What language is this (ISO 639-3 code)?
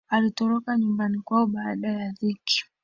swa